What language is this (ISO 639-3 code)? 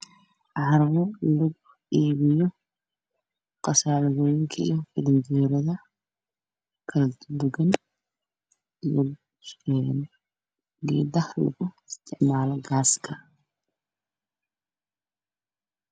som